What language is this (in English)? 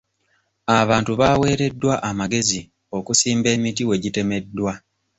Ganda